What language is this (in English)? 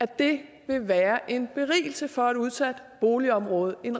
Danish